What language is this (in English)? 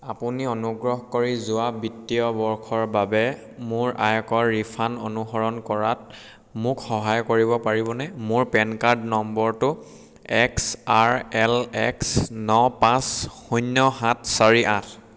Assamese